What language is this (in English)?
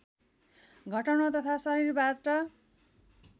Nepali